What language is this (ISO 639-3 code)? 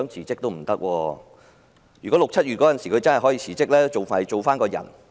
yue